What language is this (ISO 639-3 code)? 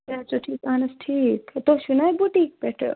kas